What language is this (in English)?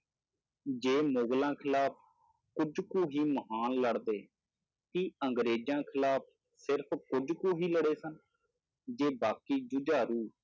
Punjabi